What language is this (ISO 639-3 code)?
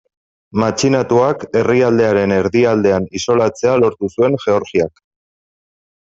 eus